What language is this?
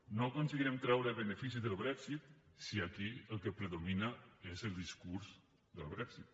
Catalan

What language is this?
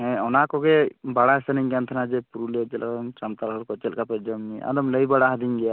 Santali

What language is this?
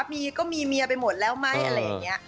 Thai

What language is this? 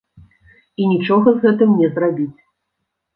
Belarusian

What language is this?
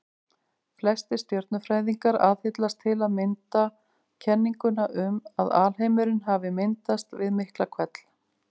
Icelandic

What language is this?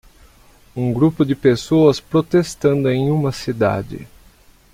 Portuguese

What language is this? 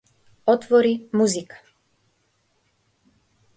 Macedonian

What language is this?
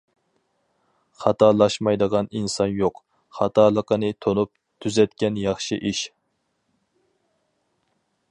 Uyghur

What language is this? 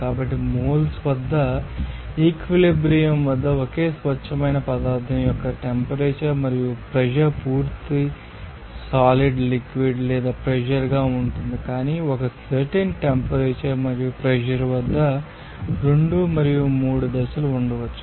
Telugu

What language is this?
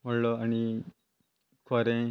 Konkani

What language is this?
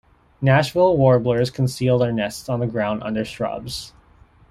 English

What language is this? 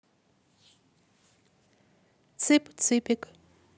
Russian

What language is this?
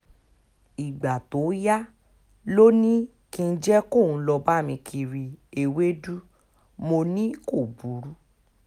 Yoruba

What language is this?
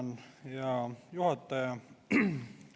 Estonian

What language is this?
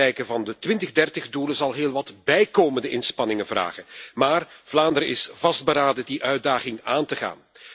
Dutch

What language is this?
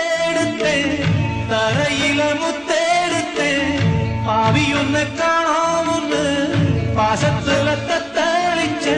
Tamil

